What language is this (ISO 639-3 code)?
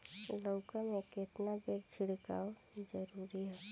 bho